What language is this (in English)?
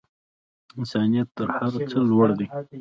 Pashto